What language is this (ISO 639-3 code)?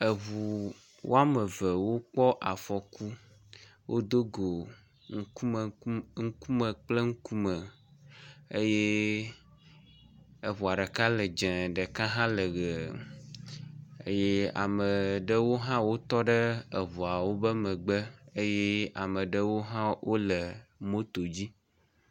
ewe